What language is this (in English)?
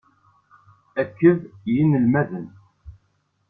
Kabyle